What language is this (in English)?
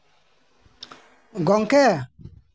Santali